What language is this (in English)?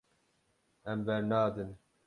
Kurdish